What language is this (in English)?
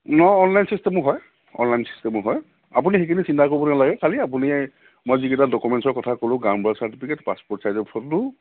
Assamese